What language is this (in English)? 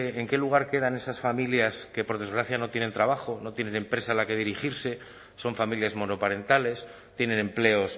Spanish